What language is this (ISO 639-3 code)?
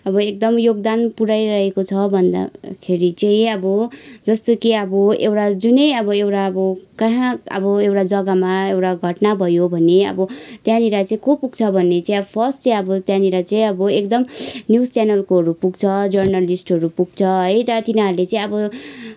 nep